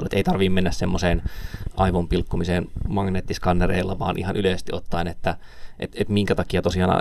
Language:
Finnish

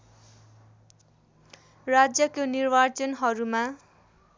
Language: Nepali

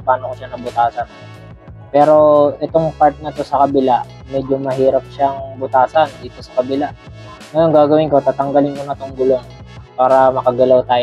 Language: Filipino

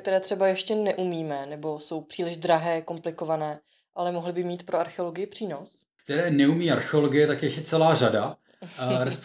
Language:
Czech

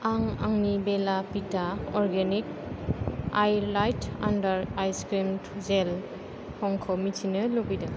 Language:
Bodo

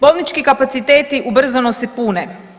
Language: Croatian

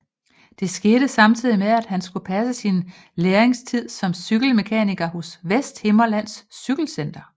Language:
Danish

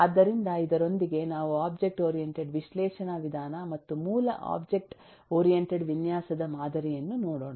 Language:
Kannada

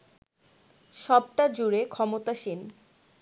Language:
Bangla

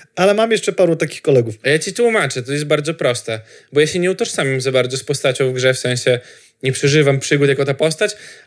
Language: Polish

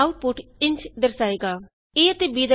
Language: Punjabi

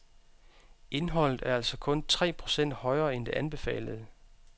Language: Danish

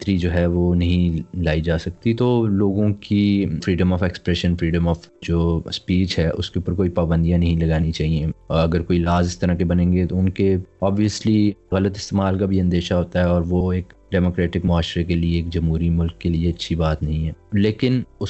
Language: Urdu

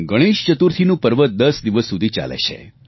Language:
Gujarati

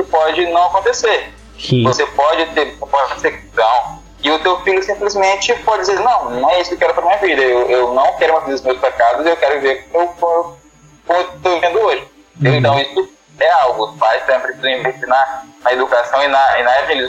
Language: Portuguese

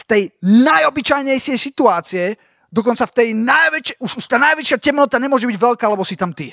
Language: Slovak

